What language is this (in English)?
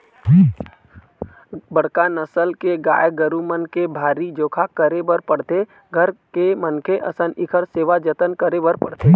Chhattisgarhi